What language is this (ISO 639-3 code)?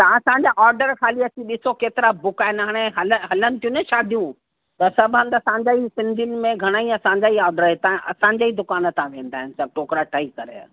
snd